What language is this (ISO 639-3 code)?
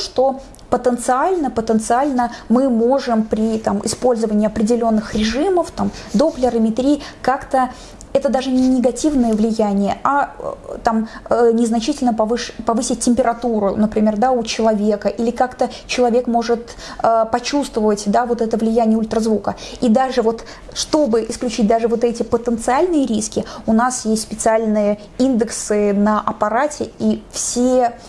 rus